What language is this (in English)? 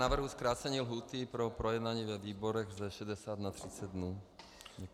Czech